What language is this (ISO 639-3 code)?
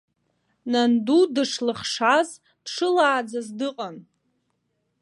abk